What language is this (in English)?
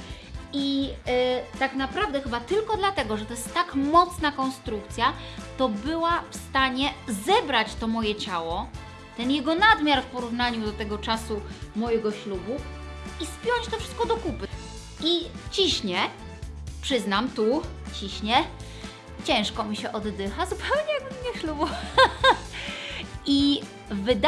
Polish